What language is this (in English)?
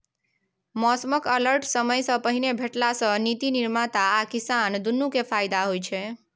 Maithili